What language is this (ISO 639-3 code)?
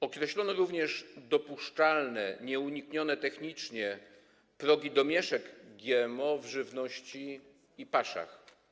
pol